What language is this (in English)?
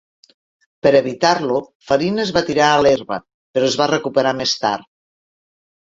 Catalan